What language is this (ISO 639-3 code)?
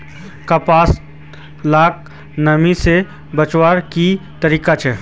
mag